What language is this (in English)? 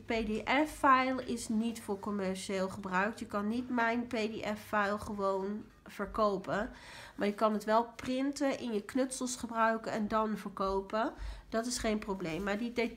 Dutch